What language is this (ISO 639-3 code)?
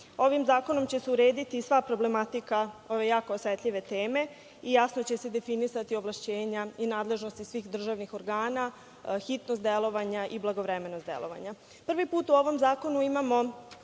srp